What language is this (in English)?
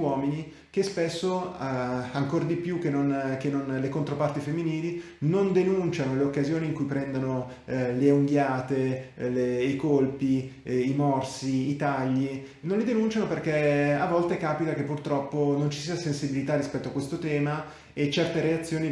Italian